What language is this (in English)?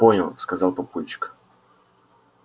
Russian